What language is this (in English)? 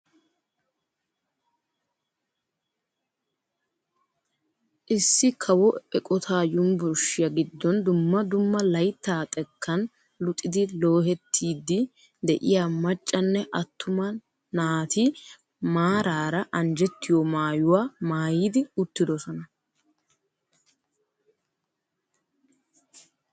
Wolaytta